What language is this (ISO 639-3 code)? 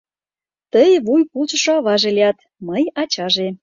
chm